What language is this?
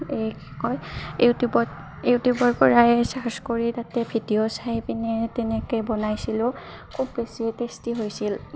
Assamese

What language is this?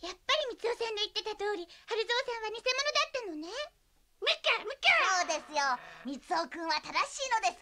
Japanese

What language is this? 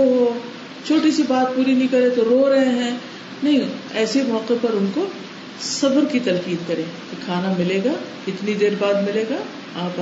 Urdu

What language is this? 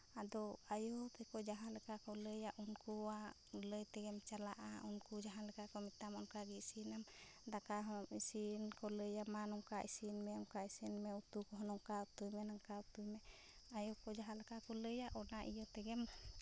Santali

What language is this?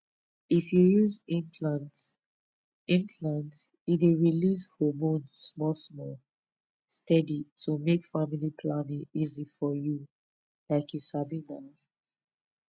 Nigerian Pidgin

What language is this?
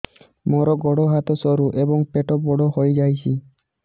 Odia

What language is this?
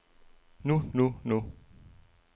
Danish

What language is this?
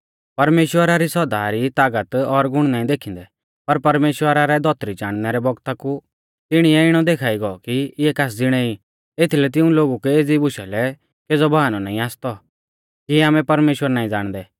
Mahasu Pahari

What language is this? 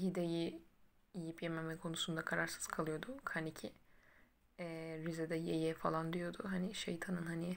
Turkish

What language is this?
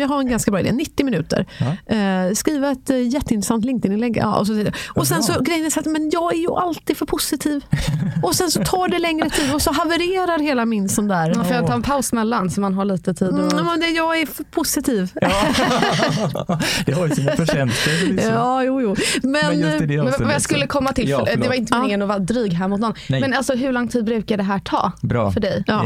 Swedish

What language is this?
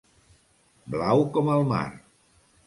Catalan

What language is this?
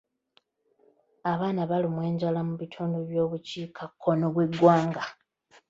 Ganda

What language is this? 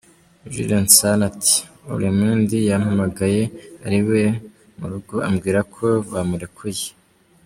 Kinyarwanda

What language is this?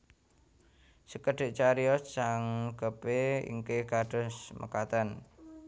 Javanese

